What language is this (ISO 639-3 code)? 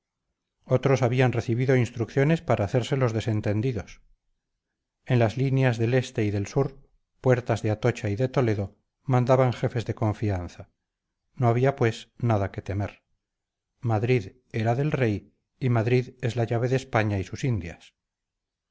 spa